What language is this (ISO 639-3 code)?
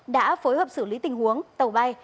vie